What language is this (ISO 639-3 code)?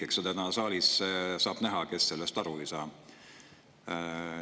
est